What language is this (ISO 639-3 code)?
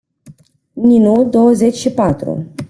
ron